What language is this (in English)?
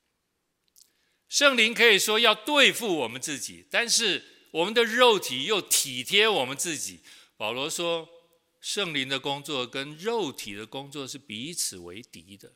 Chinese